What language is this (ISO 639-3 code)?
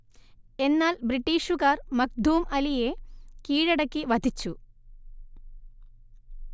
mal